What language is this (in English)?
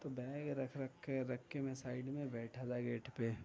Urdu